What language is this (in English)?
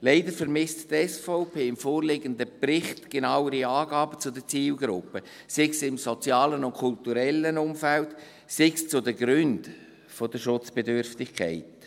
Swiss German